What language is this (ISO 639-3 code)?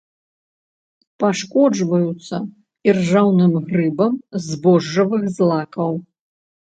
bel